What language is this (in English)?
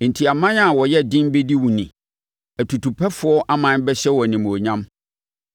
Akan